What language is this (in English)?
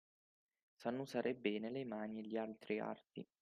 Italian